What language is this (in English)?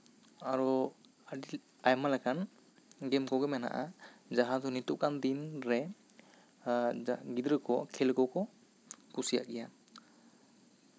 Santali